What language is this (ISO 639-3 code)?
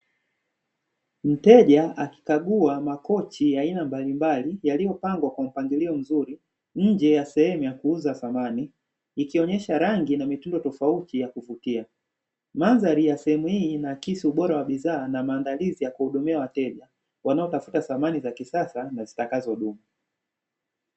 swa